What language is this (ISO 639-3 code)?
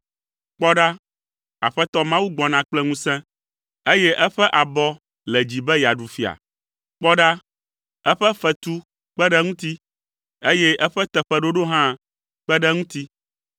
ewe